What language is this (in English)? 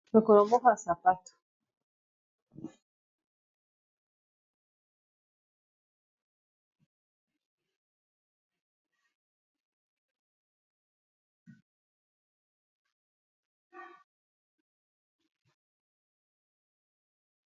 Lingala